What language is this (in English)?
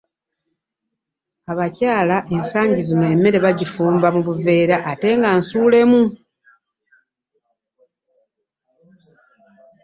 Ganda